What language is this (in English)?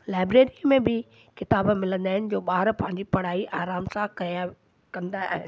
Sindhi